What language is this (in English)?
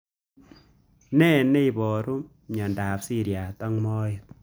Kalenjin